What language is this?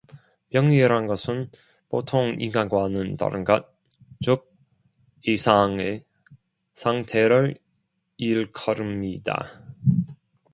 Korean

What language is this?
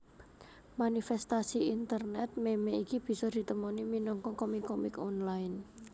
Javanese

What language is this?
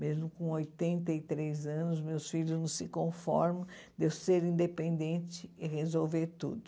Portuguese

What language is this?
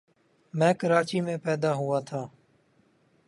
Urdu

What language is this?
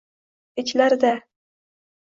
Uzbek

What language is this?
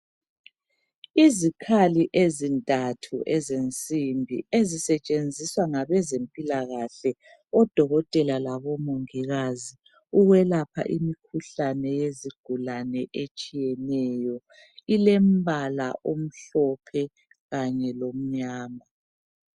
North Ndebele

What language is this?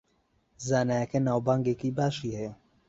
Central Kurdish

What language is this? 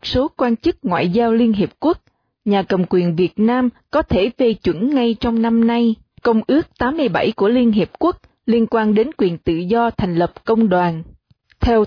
Vietnamese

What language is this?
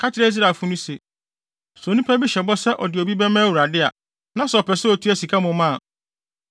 Akan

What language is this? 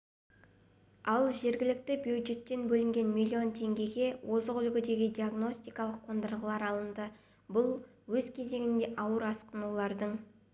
Kazakh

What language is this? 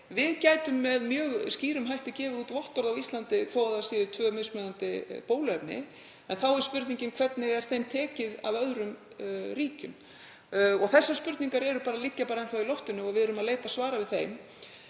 Icelandic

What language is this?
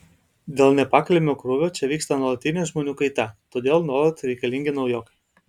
Lithuanian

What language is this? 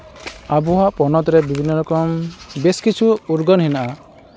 Santali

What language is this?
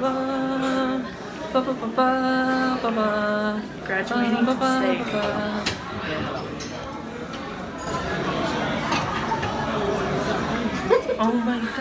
English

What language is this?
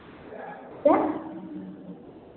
Hindi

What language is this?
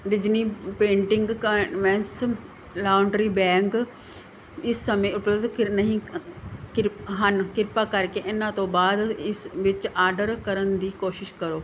Punjabi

